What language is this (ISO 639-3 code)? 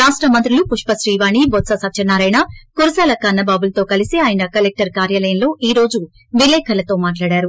tel